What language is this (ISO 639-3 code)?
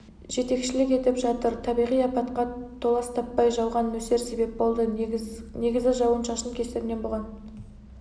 kaz